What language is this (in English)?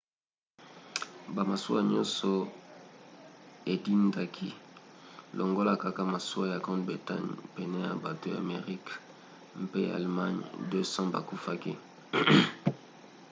Lingala